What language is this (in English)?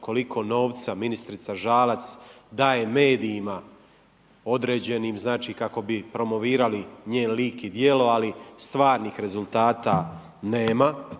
Croatian